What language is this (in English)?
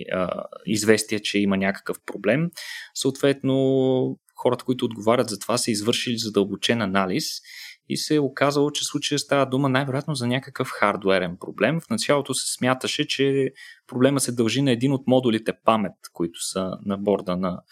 Bulgarian